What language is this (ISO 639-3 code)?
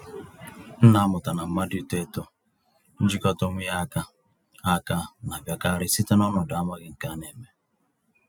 ibo